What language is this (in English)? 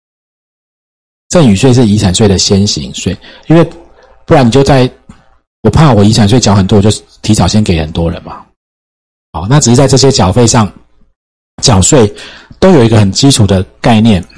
Chinese